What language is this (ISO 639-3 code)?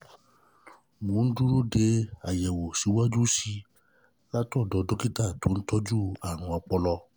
yor